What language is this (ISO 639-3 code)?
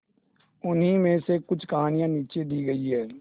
hin